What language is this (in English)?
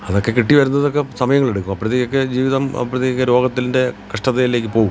Malayalam